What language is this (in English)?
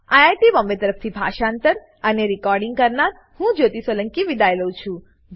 Gujarati